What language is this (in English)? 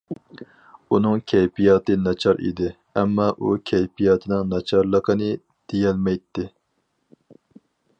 Uyghur